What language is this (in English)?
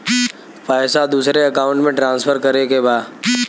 Bhojpuri